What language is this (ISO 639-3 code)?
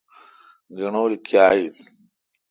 xka